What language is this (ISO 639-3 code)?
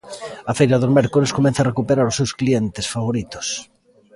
glg